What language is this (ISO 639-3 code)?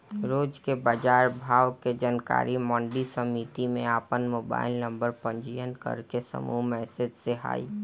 bho